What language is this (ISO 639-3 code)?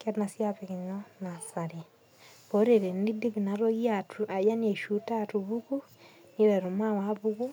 mas